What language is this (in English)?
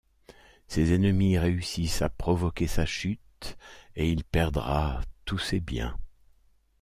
French